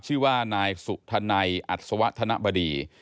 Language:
Thai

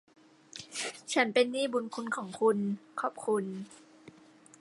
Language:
Thai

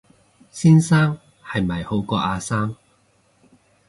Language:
Cantonese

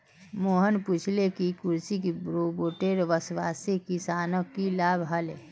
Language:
Magahi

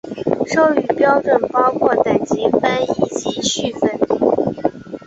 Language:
Chinese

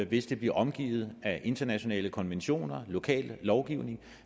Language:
Danish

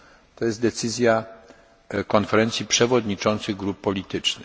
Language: Polish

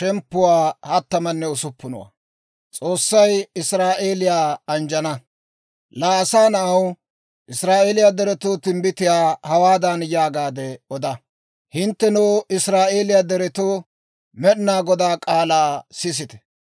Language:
Dawro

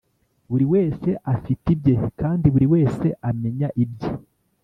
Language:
Kinyarwanda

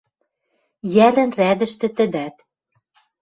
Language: Western Mari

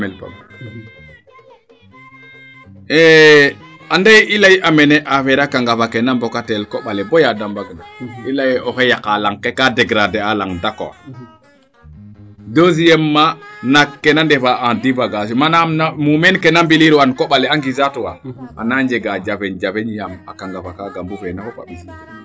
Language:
Serer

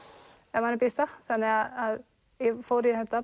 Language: Icelandic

